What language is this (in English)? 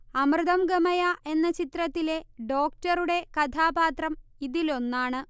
Malayalam